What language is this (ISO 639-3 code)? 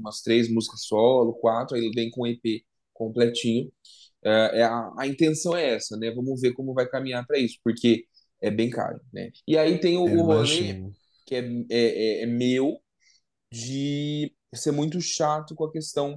por